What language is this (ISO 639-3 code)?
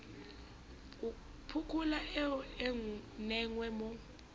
sot